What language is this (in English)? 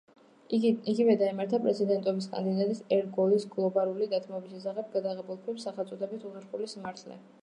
Georgian